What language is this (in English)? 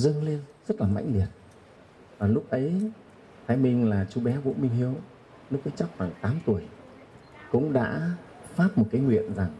Vietnamese